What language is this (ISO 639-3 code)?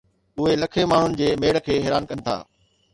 snd